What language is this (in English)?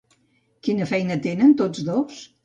Catalan